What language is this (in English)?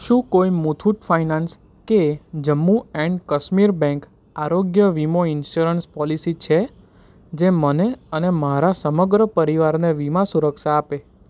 Gujarati